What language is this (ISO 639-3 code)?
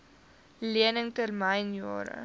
afr